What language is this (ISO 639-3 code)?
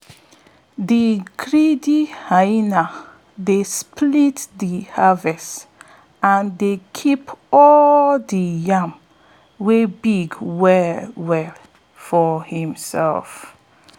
pcm